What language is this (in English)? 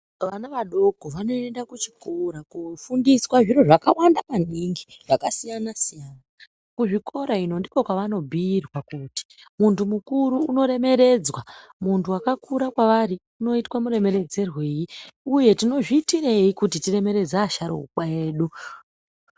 Ndau